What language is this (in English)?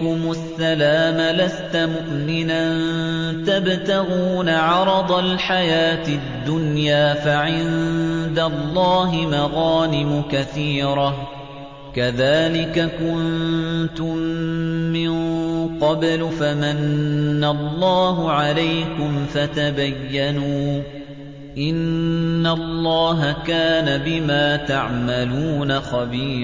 Arabic